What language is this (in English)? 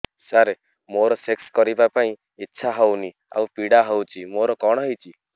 Odia